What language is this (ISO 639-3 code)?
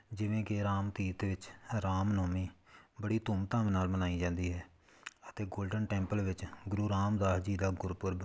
pan